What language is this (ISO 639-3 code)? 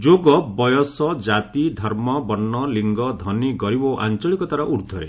ori